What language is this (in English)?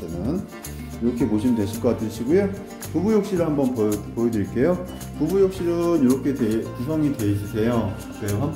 Korean